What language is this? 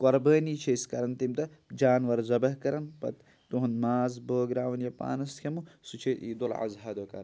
Kashmiri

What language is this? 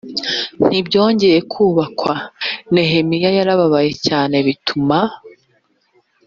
Kinyarwanda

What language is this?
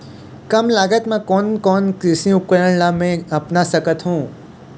Chhattisgarhi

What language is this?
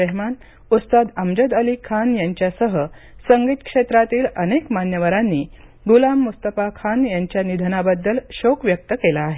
Marathi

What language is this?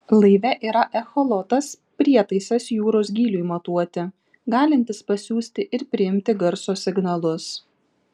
Lithuanian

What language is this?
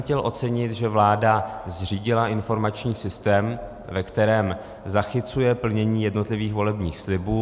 Czech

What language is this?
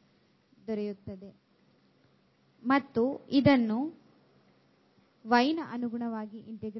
Kannada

